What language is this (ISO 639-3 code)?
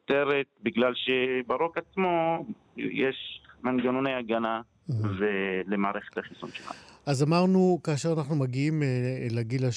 heb